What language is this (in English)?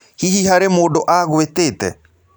Kikuyu